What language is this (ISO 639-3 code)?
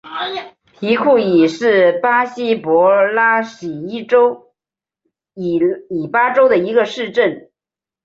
zho